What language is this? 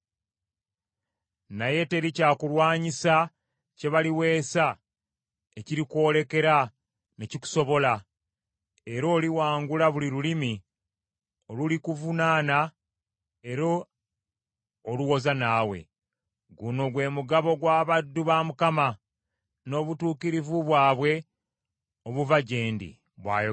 Ganda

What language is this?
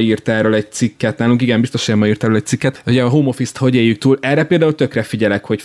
Hungarian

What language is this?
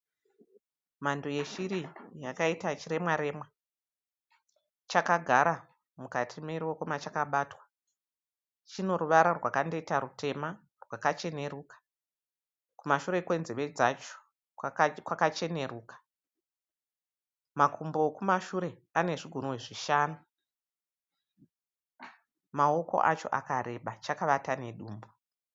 Shona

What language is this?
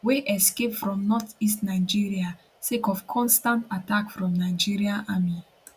Nigerian Pidgin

